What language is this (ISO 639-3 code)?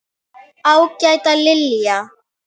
isl